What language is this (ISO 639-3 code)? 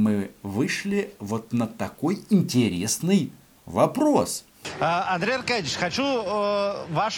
rus